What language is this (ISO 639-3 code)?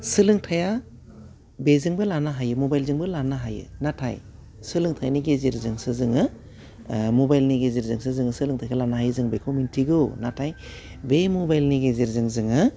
brx